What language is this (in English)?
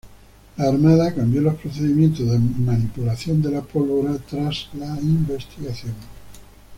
Spanish